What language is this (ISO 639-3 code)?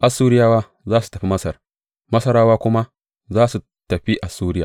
hau